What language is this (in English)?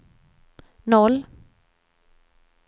Swedish